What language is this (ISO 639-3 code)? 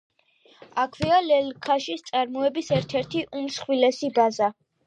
kat